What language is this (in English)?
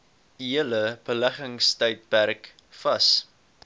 Afrikaans